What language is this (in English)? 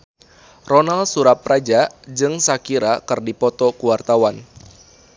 Sundanese